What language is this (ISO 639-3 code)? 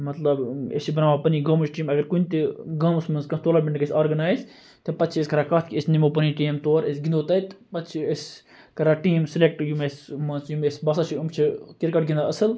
kas